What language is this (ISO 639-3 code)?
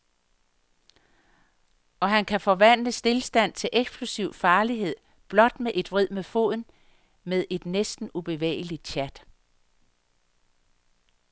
dan